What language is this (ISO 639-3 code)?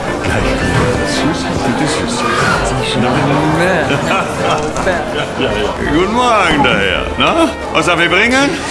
deu